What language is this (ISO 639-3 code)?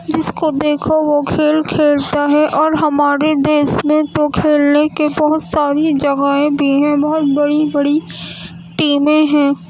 urd